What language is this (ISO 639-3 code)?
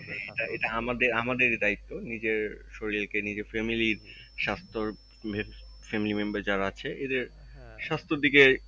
ben